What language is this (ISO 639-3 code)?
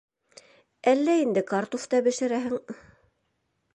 bak